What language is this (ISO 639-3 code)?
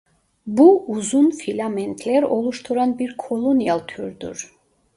tur